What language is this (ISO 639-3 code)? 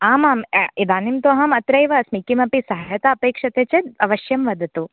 san